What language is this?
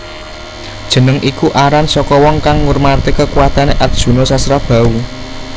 Javanese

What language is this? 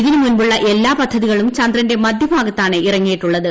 Malayalam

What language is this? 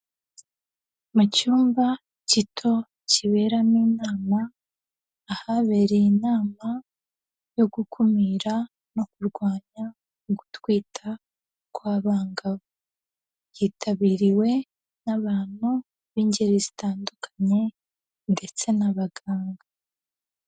Kinyarwanda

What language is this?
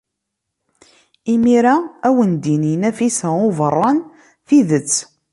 Kabyle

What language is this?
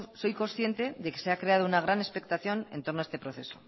Spanish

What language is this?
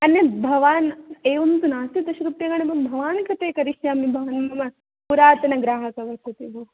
Sanskrit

